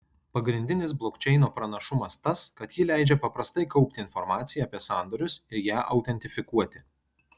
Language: Lithuanian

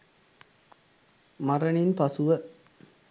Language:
Sinhala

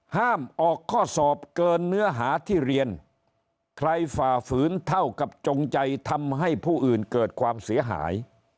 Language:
Thai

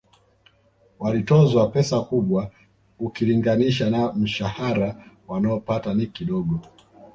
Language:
Swahili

